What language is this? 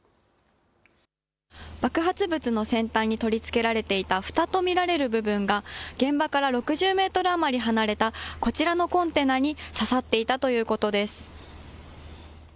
Japanese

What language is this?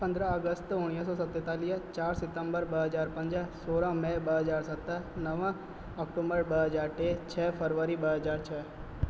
Sindhi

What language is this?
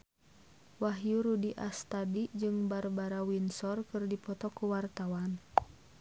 Sundanese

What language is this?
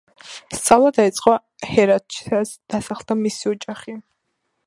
Georgian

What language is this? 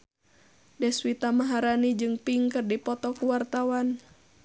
Sundanese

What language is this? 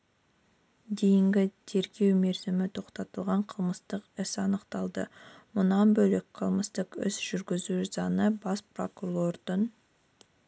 Kazakh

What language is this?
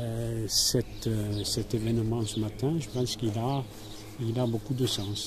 French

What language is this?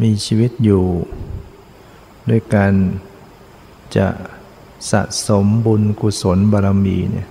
Thai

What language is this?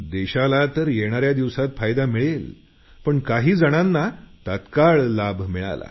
Marathi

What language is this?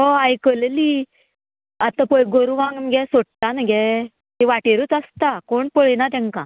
Konkani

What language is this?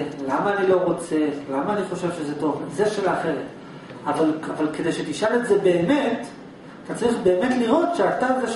Hebrew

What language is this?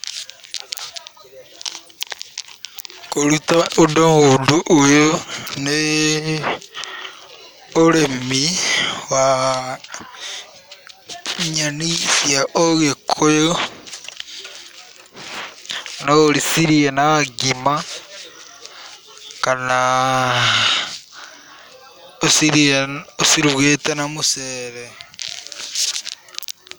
Kikuyu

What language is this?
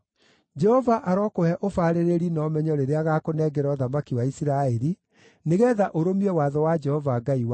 Kikuyu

